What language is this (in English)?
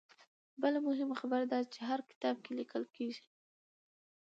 Pashto